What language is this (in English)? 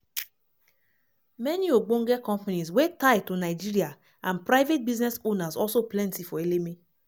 Nigerian Pidgin